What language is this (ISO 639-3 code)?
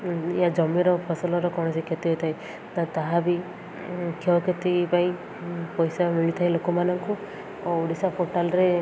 ori